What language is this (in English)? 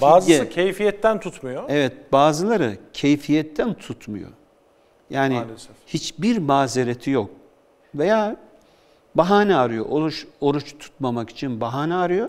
Turkish